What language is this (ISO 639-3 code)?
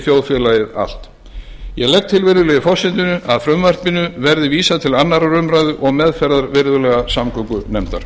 isl